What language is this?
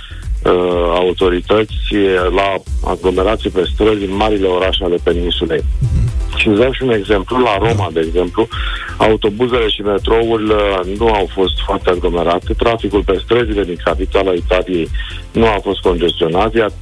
Romanian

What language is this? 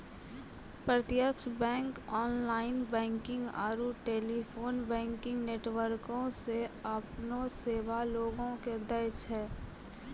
Maithili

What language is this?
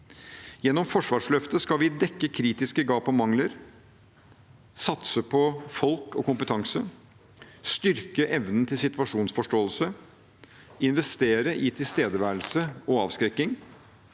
Norwegian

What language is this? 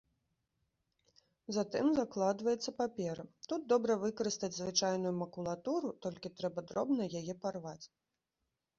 Belarusian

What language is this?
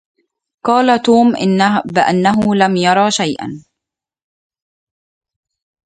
Arabic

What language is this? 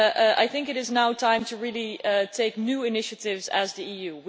English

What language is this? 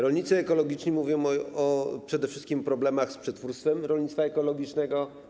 Polish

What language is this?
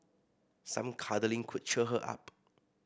English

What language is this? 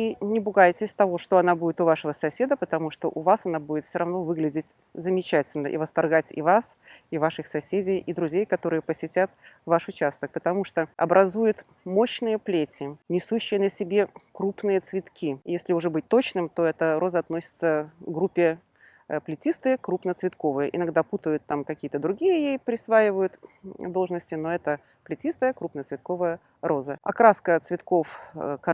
Russian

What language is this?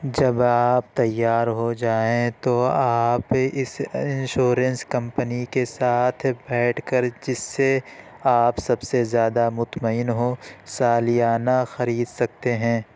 Urdu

